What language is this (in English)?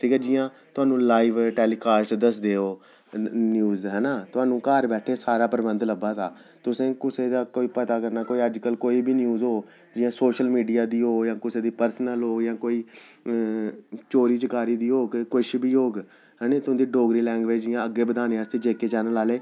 Dogri